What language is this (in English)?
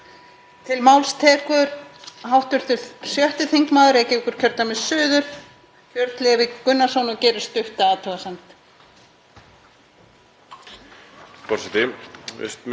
Icelandic